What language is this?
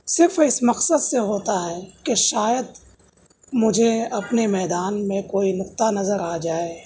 Urdu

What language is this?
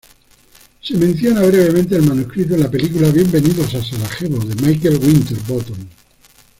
Spanish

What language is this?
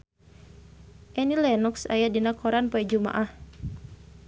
Sundanese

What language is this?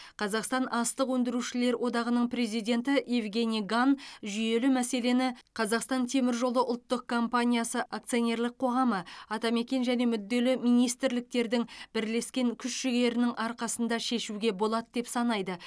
Kazakh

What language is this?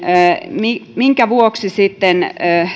Finnish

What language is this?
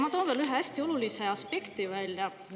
Estonian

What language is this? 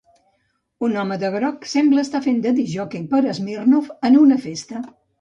Catalan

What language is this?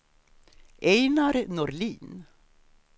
Swedish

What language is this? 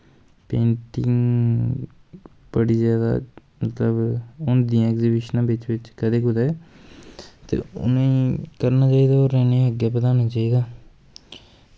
Dogri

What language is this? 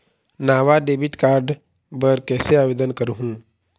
Chhattisgarhi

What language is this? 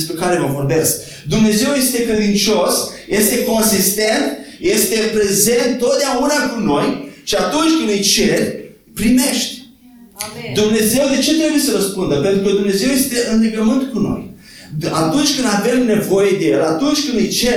Romanian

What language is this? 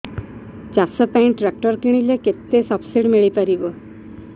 Odia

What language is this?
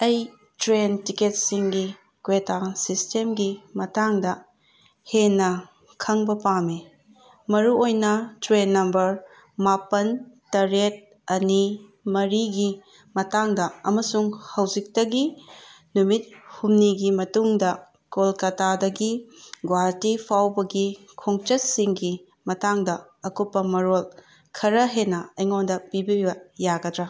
Manipuri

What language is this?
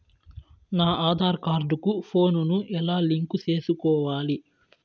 Telugu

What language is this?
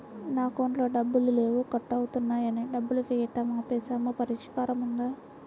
Telugu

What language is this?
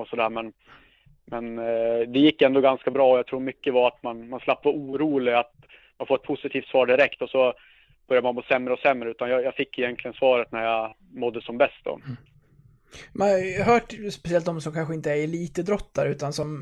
Swedish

